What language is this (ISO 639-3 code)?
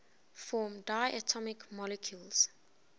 eng